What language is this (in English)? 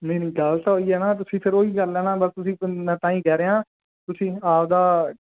Punjabi